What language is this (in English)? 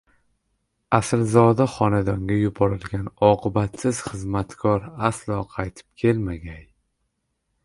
Uzbek